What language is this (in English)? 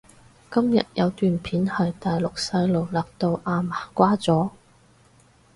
Cantonese